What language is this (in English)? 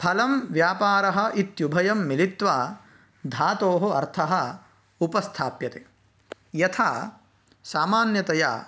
Sanskrit